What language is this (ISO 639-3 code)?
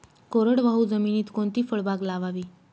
mar